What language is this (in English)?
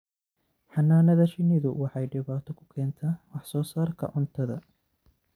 Somali